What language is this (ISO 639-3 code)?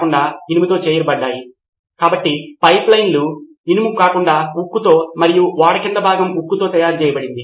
tel